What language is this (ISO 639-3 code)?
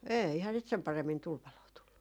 fin